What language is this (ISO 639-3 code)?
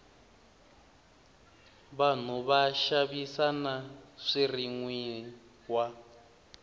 tso